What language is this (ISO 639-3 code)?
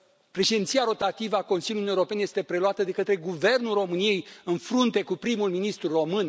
ron